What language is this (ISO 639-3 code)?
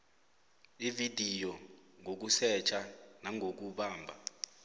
nbl